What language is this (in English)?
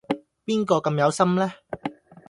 Cantonese